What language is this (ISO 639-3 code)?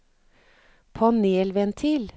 nor